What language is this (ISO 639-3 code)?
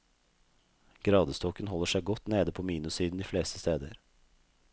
nor